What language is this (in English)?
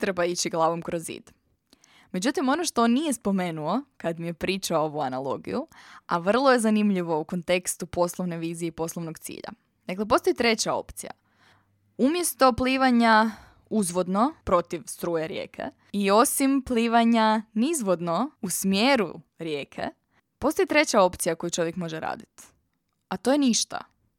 Croatian